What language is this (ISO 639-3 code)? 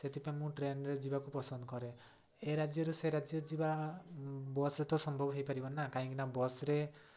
ori